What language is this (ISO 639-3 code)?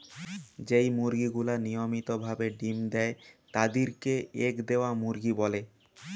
ben